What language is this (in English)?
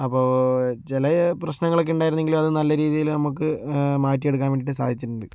Malayalam